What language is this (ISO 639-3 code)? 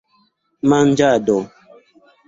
epo